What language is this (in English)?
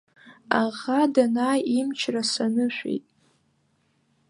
Abkhazian